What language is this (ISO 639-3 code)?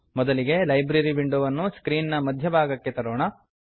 kan